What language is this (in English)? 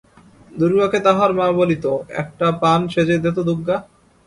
Bangla